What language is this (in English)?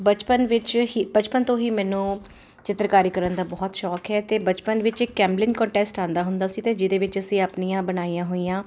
Punjabi